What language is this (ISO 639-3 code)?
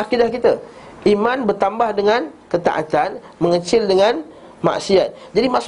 msa